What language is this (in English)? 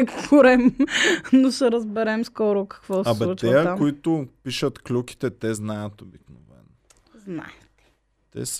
Bulgarian